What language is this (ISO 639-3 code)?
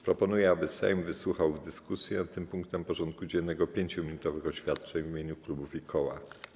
pol